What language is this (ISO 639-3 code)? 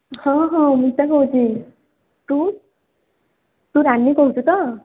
ori